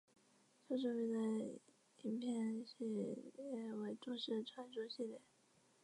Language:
Chinese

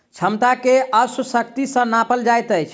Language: Maithili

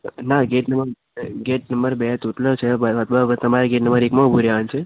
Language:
Gujarati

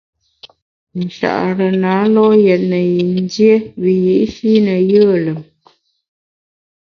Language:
Bamun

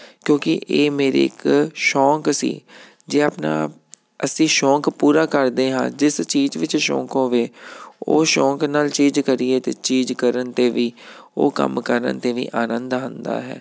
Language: Punjabi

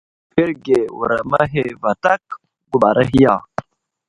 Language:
Wuzlam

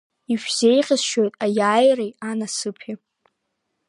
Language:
Abkhazian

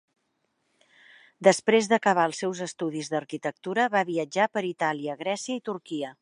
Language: Catalan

